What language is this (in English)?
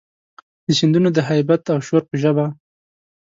Pashto